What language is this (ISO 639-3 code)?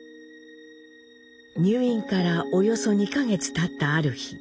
jpn